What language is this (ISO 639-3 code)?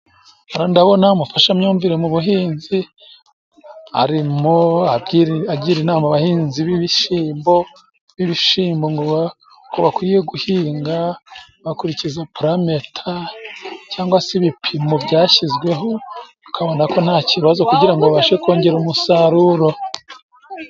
kin